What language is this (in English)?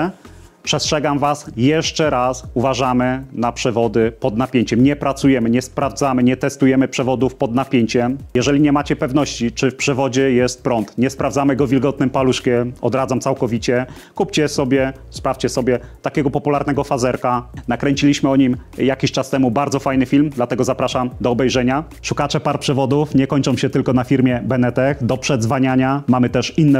Polish